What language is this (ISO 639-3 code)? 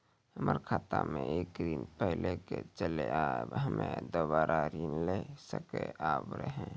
mai